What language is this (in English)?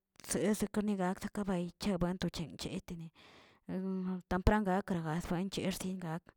Tilquiapan Zapotec